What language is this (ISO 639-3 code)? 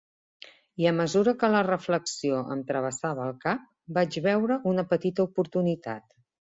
cat